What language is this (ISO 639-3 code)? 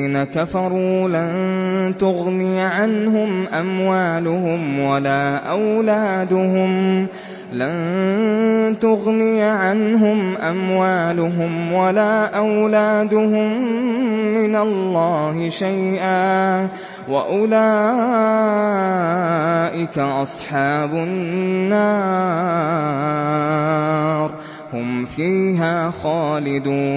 ara